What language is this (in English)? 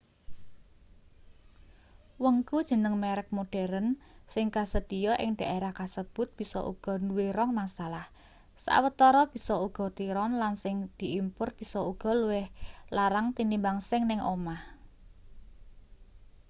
Javanese